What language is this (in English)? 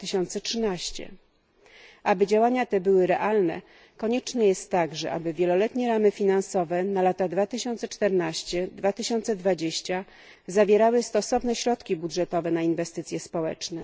Polish